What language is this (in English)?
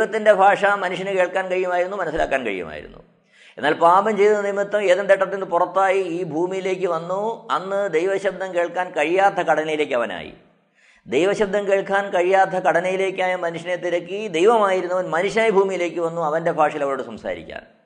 Malayalam